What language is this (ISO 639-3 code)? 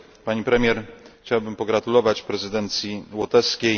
pol